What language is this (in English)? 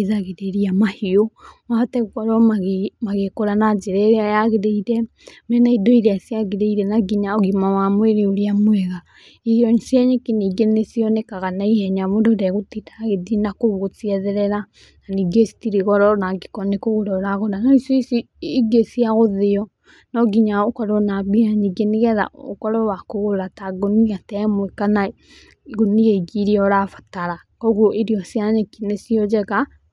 Kikuyu